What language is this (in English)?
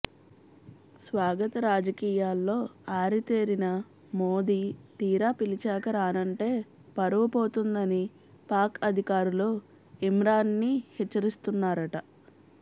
Telugu